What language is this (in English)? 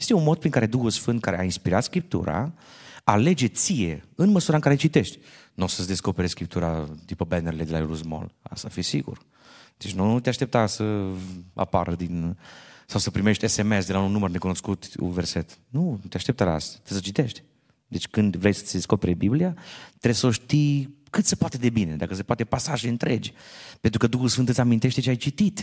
Romanian